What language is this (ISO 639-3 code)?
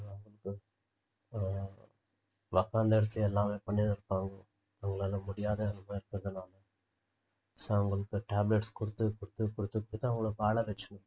tam